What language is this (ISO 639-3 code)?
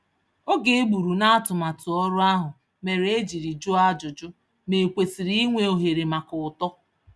ibo